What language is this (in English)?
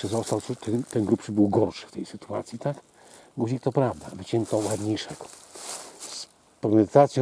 Polish